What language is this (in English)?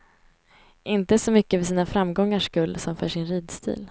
Swedish